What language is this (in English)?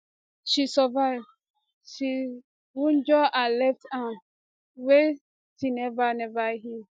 Nigerian Pidgin